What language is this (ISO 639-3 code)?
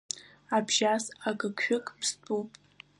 abk